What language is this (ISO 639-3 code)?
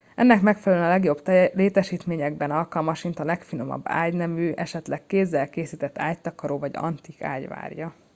hun